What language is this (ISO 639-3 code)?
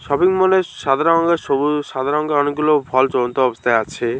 ben